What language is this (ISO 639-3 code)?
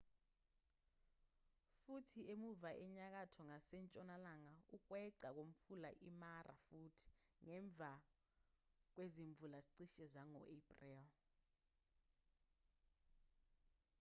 zul